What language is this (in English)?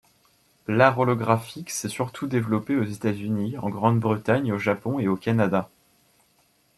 French